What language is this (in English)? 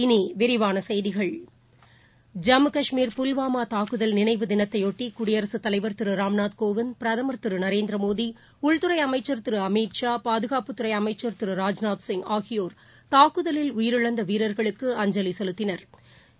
Tamil